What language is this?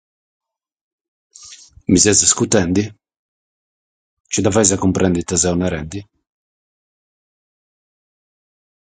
Sardinian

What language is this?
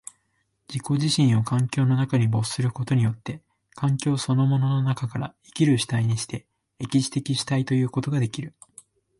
Japanese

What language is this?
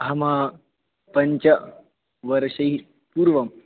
Sanskrit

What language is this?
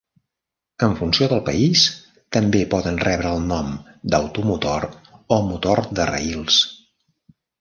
Catalan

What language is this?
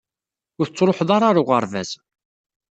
Kabyle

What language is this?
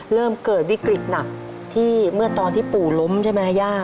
Thai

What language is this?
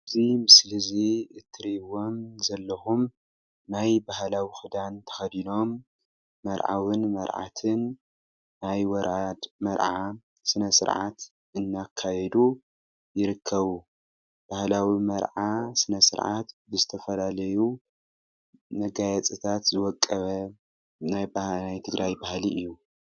Tigrinya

